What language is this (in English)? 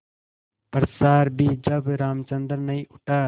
Hindi